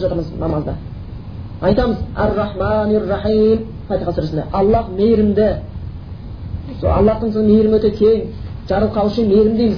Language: Bulgarian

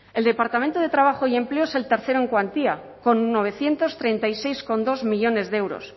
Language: Spanish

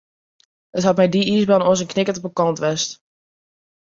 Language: Western Frisian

